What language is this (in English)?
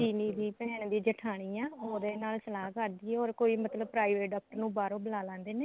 Punjabi